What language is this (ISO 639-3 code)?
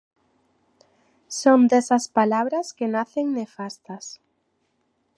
glg